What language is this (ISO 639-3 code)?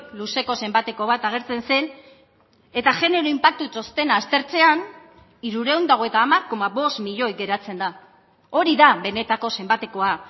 eus